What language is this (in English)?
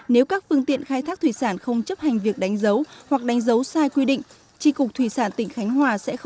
Vietnamese